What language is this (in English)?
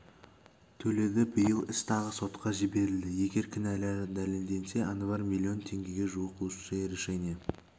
Kazakh